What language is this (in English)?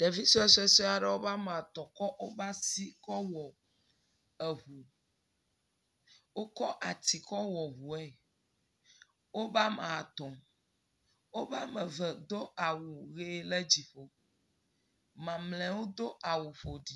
Ewe